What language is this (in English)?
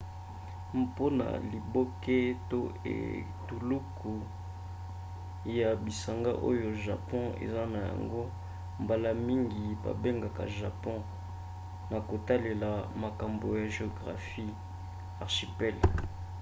Lingala